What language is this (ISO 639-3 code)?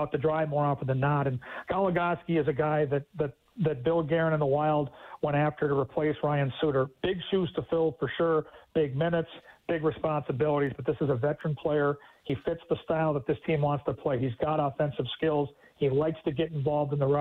eng